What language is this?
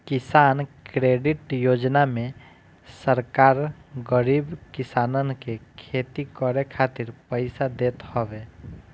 Bhojpuri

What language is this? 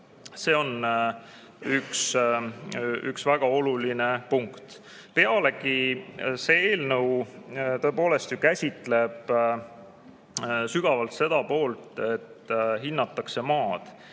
Estonian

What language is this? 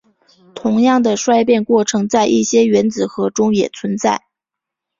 Chinese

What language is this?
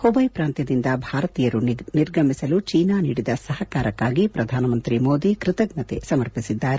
Kannada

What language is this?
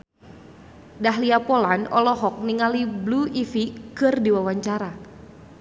Sundanese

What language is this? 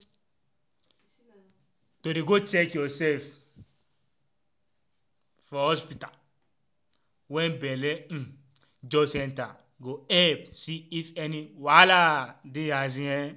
Nigerian Pidgin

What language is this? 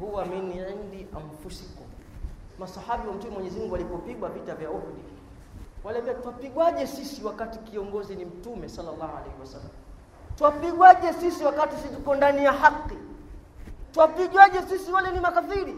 Swahili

